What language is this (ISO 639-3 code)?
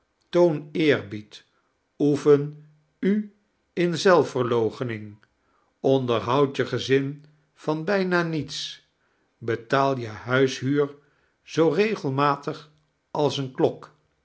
nld